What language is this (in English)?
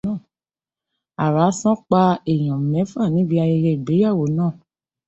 Yoruba